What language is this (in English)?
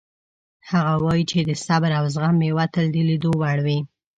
Pashto